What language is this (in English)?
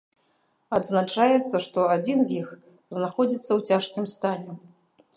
Belarusian